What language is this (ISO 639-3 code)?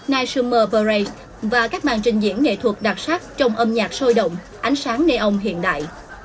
vie